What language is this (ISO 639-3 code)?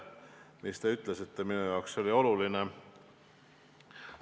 est